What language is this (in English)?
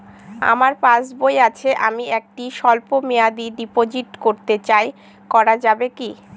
Bangla